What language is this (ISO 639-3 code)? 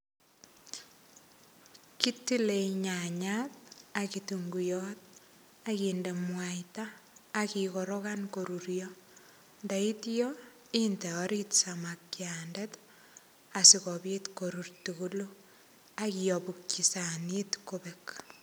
kln